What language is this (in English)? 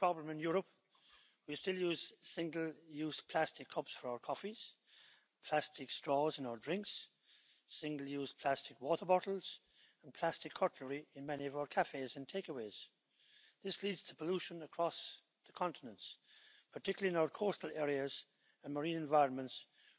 German